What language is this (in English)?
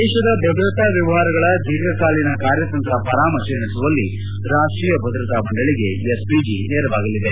Kannada